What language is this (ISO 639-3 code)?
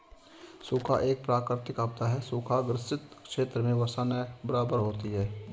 hin